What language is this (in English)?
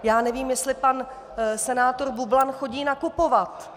Czech